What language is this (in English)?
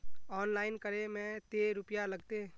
Magahi